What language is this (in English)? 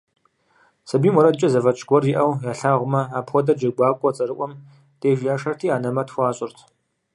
Kabardian